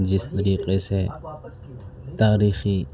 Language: Urdu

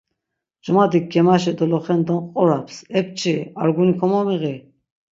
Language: Laz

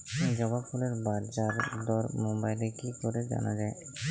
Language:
Bangla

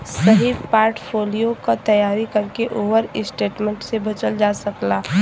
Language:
Bhojpuri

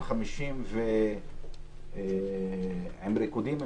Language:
Hebrew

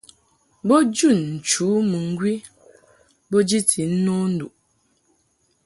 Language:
Mungaka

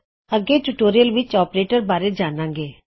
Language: Punjabi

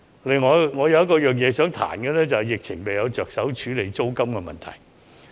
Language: Cantonese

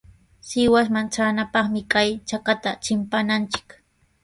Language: Sihuas Ancash Quechua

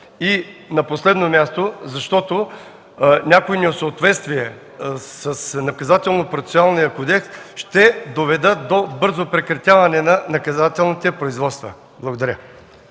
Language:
Bulgarian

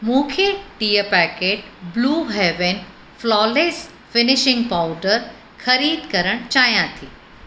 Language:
Sindhi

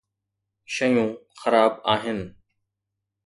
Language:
Sindhi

